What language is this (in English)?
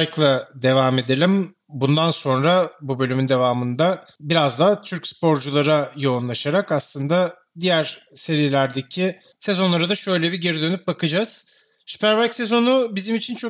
Turkish